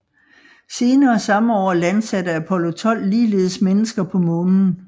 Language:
Danish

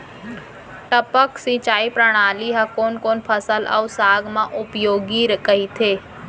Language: Chhattisgarhi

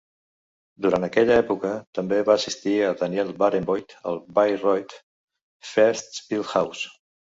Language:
Catalan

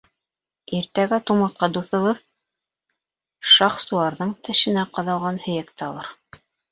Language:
Bashkir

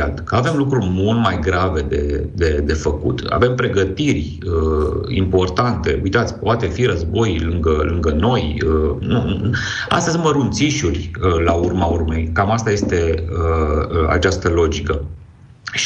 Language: Romanian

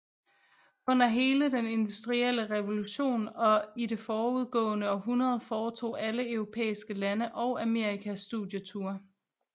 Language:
Danish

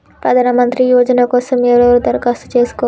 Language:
Telugu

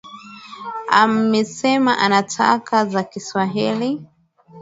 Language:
Swahili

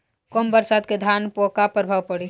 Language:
Bhojpuri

